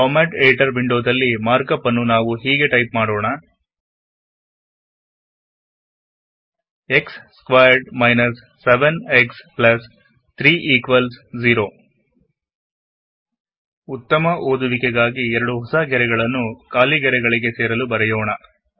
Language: Kannada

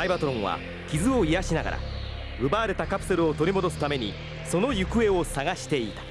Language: Japanese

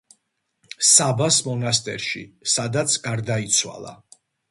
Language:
Georgian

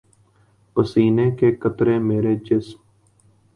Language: Urdu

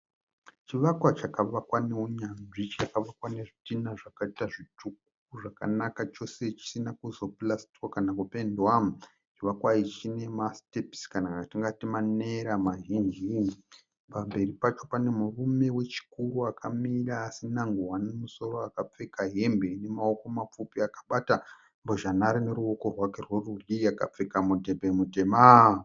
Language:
Shona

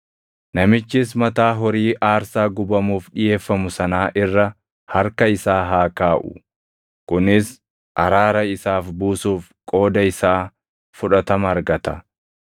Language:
Oromo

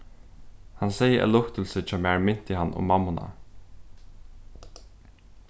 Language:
Faroese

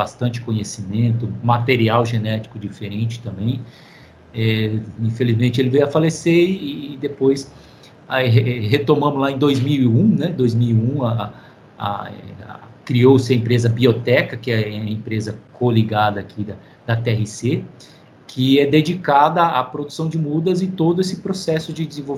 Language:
Portuguese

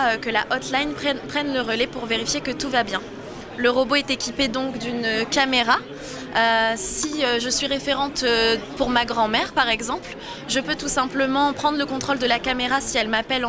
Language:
French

